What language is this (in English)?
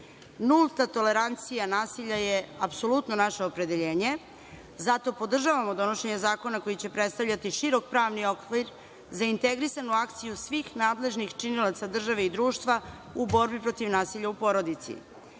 Serbian